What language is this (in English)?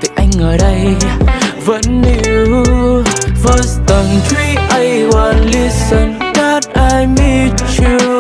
Vietnamese